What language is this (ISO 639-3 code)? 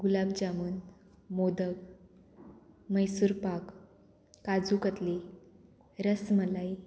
kok